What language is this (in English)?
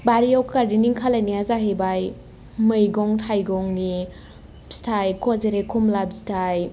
Bodo